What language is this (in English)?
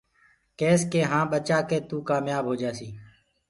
Gurgula